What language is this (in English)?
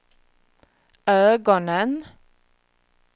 Swedish